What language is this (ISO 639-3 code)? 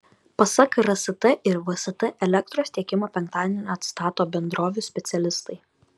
lit